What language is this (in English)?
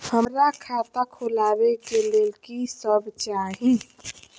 Maithili